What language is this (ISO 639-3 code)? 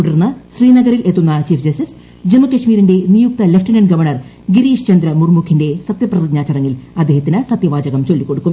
mal